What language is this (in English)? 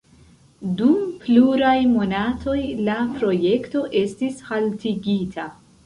Esperanto